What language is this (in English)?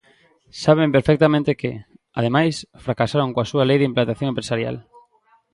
Galician